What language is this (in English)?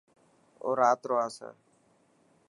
Dhatki